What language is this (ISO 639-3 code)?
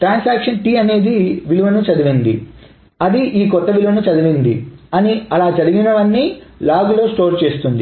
tel